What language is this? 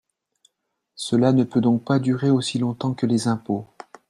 French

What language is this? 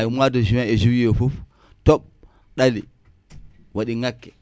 Wolof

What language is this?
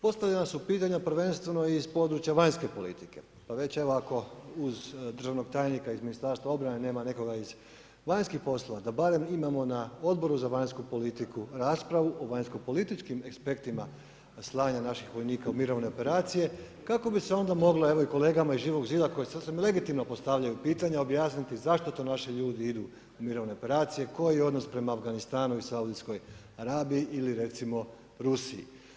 Croatian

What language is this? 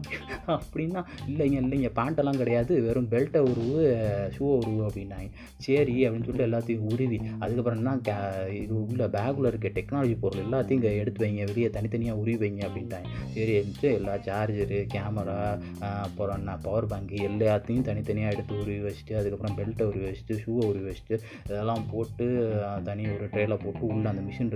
Tamil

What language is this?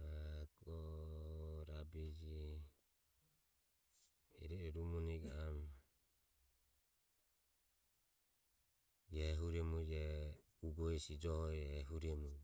Ömie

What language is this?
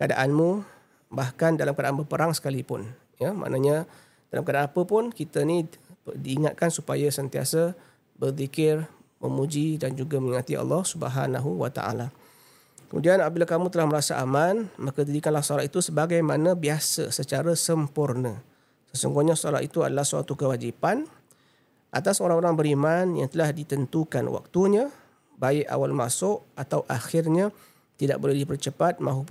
Malay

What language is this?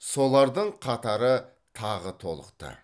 Kazakh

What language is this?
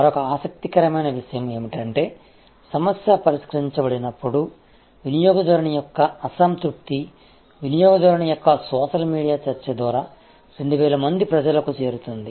Telugu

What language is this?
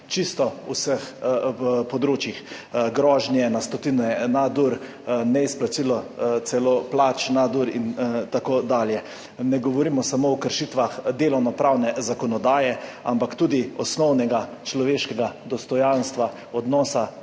Slovenian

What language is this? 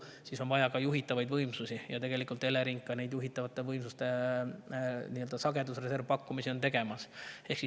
Estonian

